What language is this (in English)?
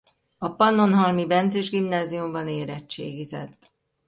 Hungarian